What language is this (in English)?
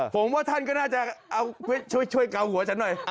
Thai